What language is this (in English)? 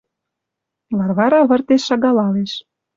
Western Mari